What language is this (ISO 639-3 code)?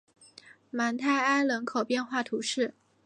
zho